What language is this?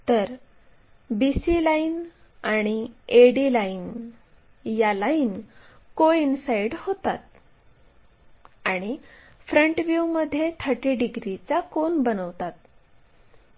Marathi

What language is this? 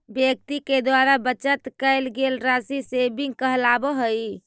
Magahi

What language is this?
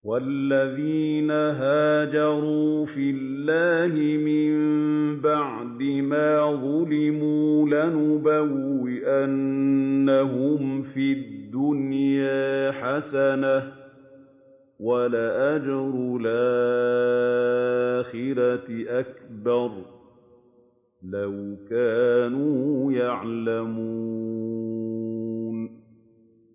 Arabic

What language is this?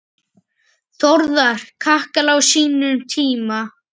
Icelandic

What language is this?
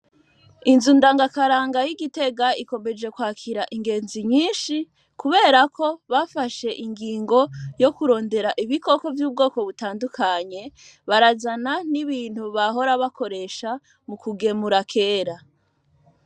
Rundi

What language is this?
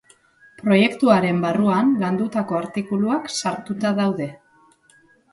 Basque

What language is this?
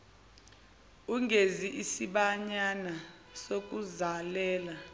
Zulu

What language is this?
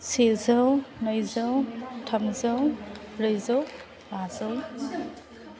Bodo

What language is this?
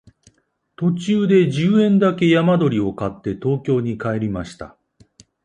Japanese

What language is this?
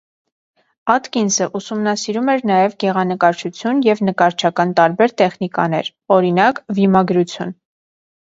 Armenian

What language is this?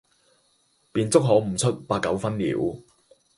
Cantonese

